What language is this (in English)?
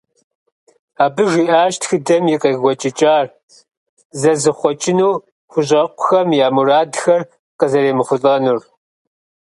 Kabardian